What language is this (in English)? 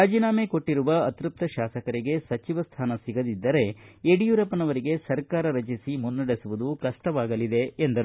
Kannada